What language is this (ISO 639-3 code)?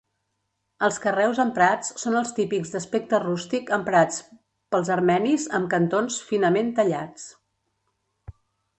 cat